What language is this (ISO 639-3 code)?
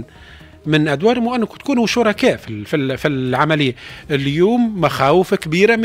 ara